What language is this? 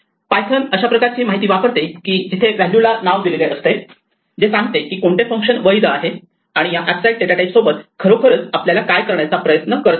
Marathi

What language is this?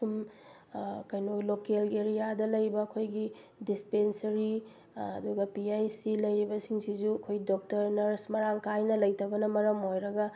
Manipuri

